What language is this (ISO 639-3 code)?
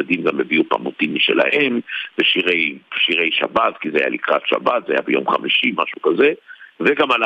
heb